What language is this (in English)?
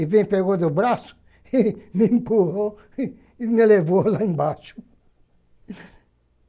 Portuguese